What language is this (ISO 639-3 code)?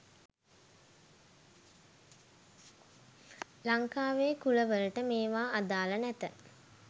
sin